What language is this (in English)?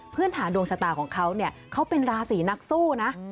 Thai